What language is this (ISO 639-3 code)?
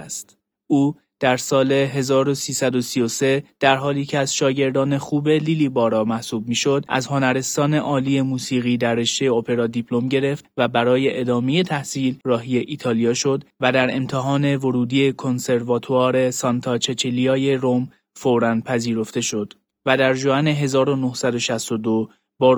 fas